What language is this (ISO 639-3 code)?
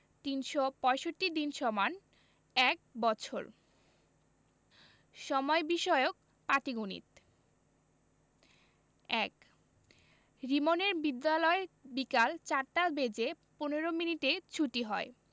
ben